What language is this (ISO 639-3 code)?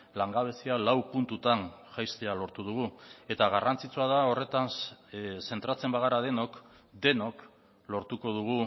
eus